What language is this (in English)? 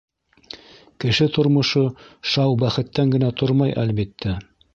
Bashkir